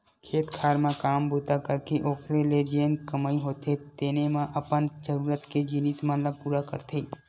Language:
Chhattisgarhi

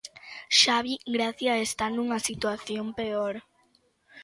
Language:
Galician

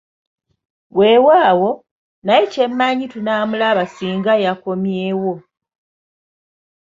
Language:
Ganda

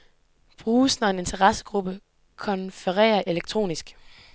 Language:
Danish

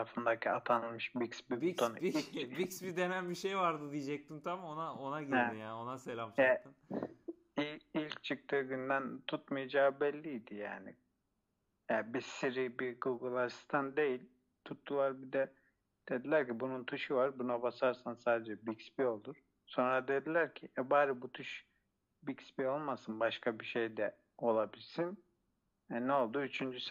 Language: Turkish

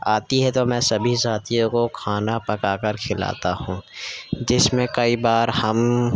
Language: Urdu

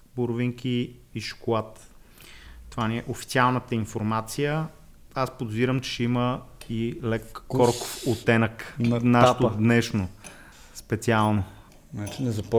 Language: Bulgarian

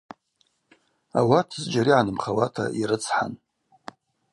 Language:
Abaza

